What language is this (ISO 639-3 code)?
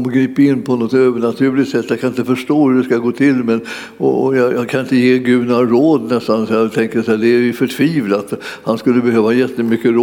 swe